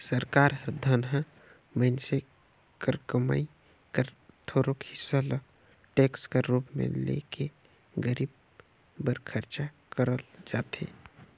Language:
Chhattisgarhi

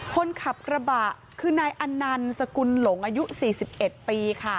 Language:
Thai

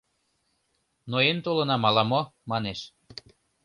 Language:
Mari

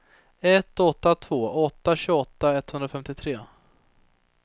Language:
Swedish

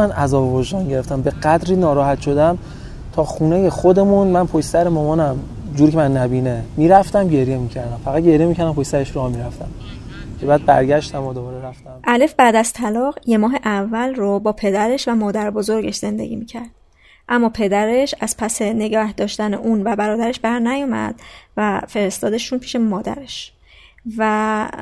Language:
Persian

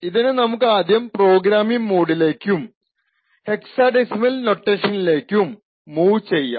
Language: Malayalam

